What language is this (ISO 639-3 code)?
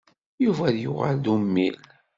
kab